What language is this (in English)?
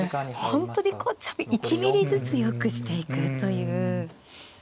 Japanese